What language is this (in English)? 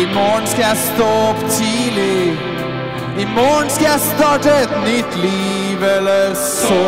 Dutch